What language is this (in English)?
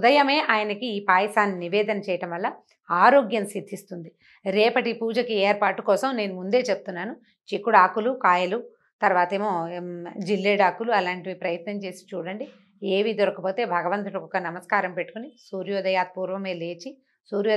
Telugu